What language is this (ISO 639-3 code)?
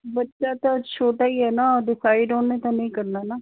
pan